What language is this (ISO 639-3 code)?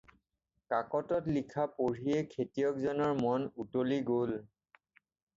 asm